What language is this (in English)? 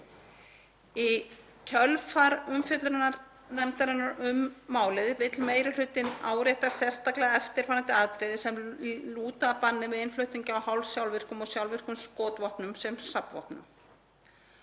Icelandic